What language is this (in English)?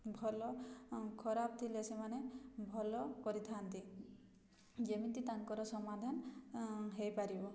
Odia